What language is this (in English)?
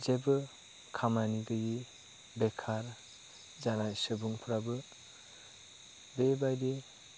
Bodo